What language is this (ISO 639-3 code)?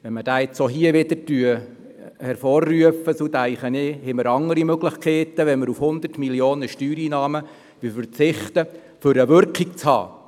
gsw